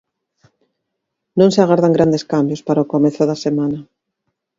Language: Galician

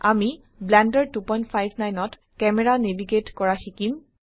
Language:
Assamese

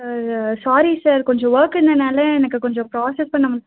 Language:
Tamil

